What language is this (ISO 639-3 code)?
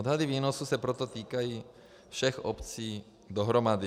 ces